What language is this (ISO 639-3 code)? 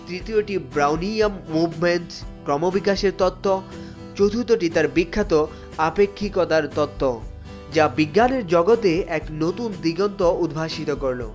ben